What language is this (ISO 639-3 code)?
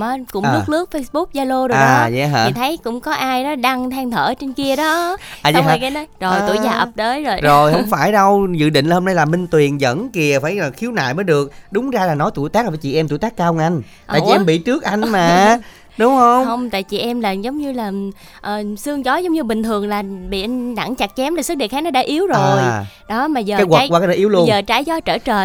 vie